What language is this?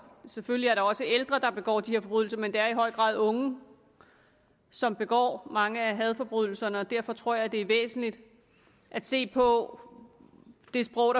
Danish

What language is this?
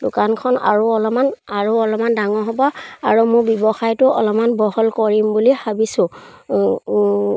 Assamese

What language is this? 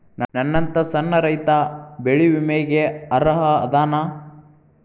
Kannada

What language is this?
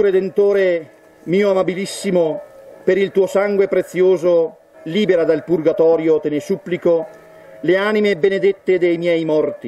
Italian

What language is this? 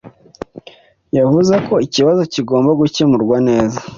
Kinyarwanda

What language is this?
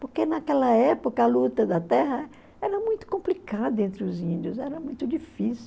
Portuguese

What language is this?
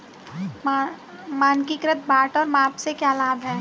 Hindi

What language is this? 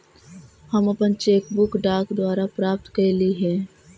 Magahi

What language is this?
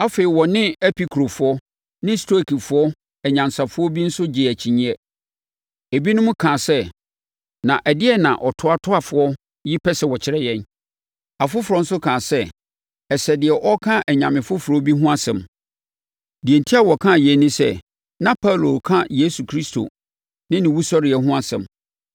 Akan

